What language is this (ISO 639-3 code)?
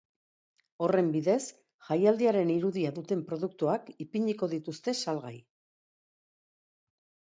eus